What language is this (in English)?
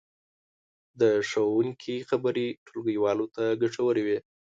Pashto